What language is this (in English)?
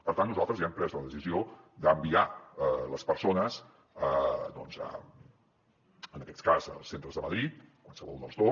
Catalan